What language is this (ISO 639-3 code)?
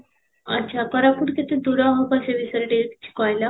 ori